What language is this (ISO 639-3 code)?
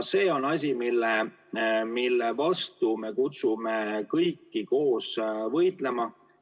est